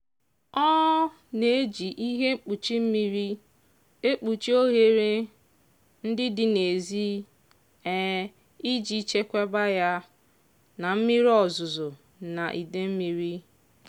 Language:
Igbo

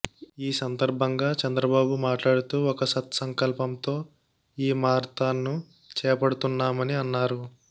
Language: Telugu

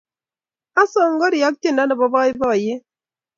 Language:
Kalenjin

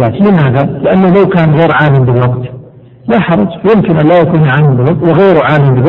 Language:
Arabic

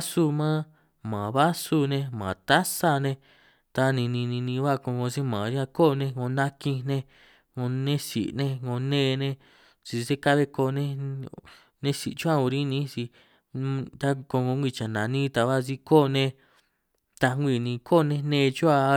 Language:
San Martín Itunyoso Triqui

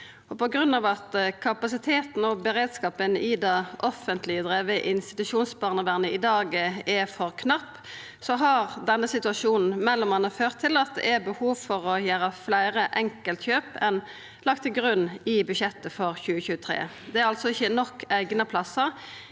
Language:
Norwegian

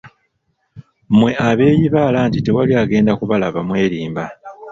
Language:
Ganda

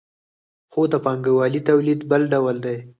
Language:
Pashto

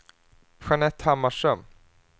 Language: Swedish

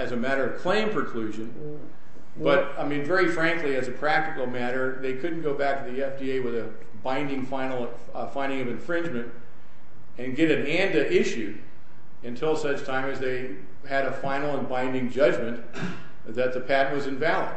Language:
English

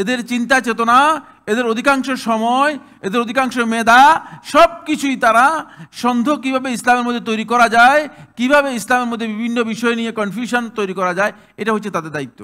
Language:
Arabic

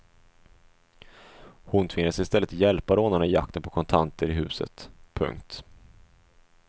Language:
Swedish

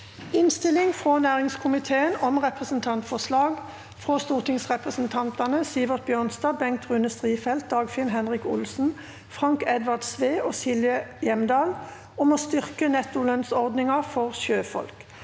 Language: Norwegian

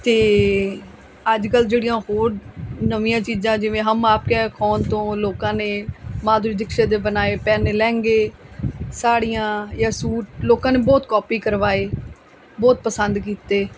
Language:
Punjabi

